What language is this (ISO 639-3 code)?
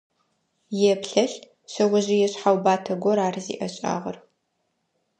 ady